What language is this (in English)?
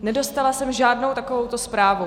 Czech